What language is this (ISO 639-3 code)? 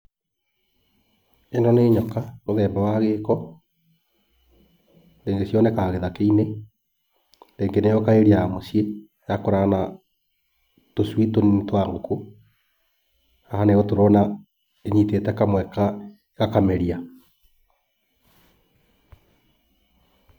kik